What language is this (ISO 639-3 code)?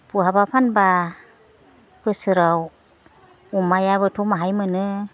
brx